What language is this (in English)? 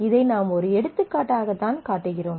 Tamil